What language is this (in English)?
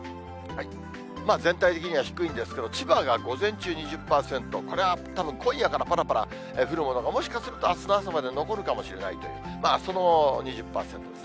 Japanese